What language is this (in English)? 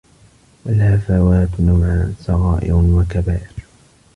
Arabic